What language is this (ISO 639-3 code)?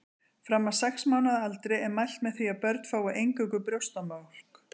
isl